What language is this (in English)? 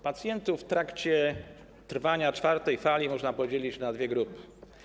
Polish